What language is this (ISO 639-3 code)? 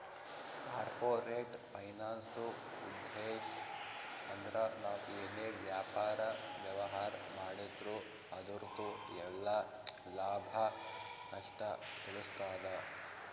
kan